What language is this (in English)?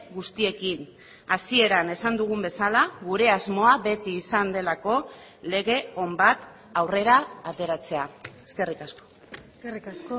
Basque